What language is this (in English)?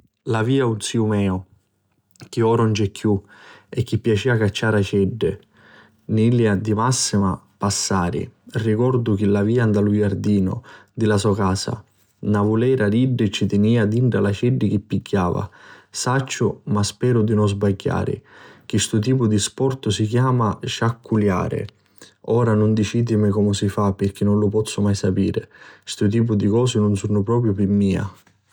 Sicilian